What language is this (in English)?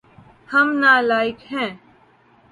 Urdu